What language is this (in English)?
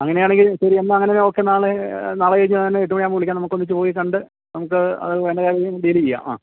Malayalam